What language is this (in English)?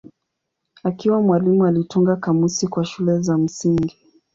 Swahili